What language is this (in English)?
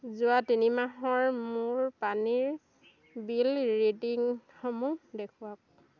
Assamese